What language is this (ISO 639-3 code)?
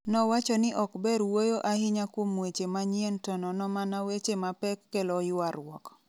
luo